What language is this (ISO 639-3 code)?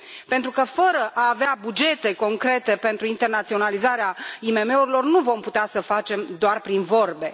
ron